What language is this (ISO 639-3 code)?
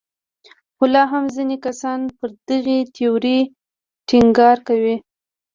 pus